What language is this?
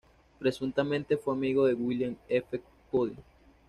Spanish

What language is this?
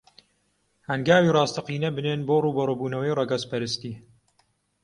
Central Kurdish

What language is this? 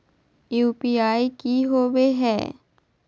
Magahi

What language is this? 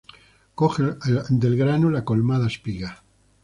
Spanish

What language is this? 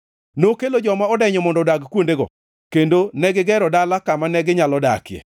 Luo (Kenya and Tanzania)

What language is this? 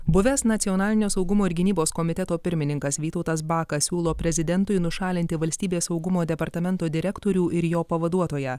Lithuanian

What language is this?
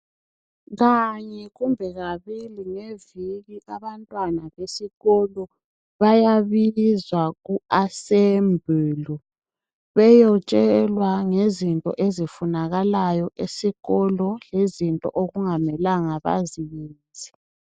North Ndebele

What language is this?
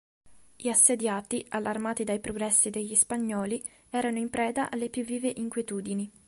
Italian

